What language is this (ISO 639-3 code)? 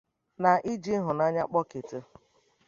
ibo